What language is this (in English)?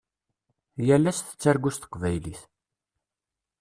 Kabyle